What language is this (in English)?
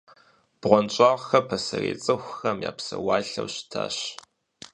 Kabardian